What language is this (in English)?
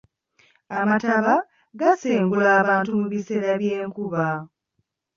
Ganda